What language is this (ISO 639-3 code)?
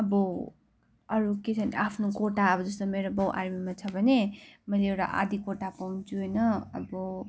nep